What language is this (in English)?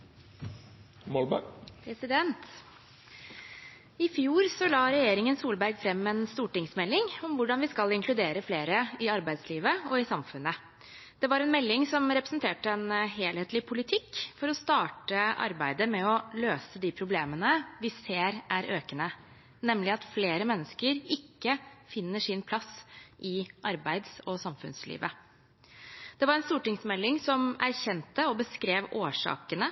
Norwegian